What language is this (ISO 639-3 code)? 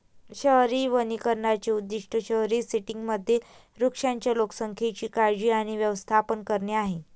mar